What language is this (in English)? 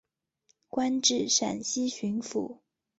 Chinese